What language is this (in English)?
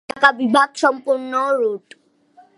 Bangla